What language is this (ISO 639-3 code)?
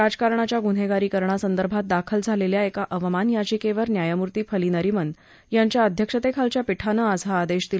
mar